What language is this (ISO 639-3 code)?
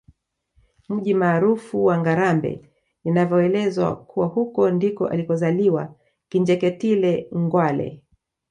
swa